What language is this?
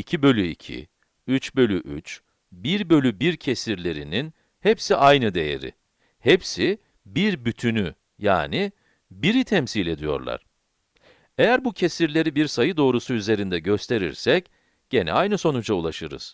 Turkish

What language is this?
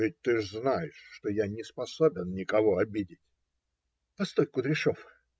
Russian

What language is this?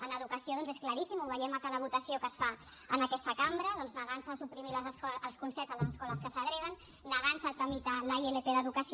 Catalan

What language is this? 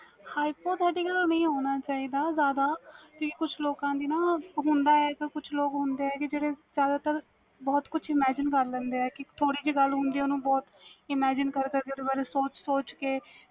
Punjabi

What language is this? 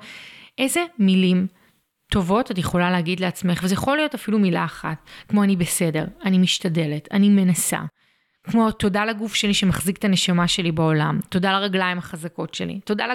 Hebrew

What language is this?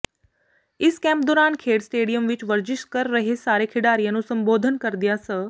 Punjabi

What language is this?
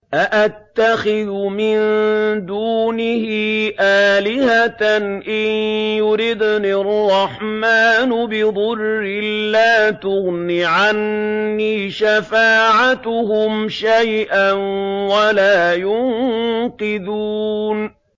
Arabic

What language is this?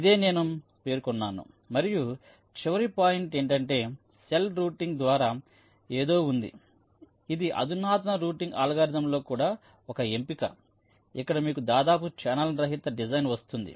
Telugu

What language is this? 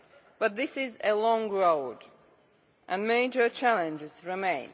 English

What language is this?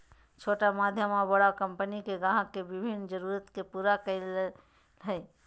Magahi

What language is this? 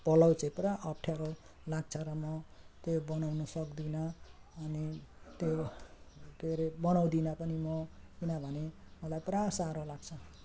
Nepali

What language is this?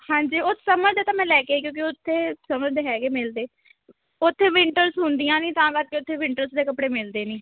Punjabi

